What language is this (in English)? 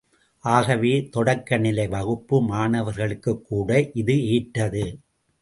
Tamil